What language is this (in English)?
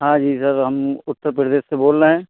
Hindi